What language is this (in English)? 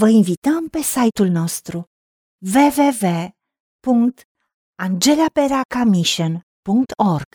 Romanian